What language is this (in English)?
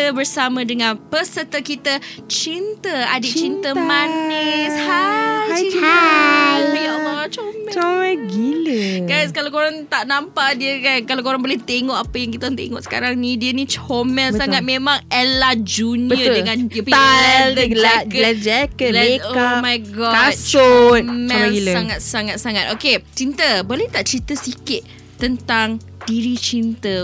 Malay